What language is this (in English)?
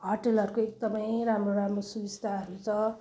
Nepali